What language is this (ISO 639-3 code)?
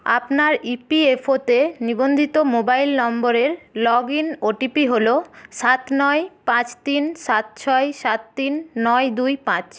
ben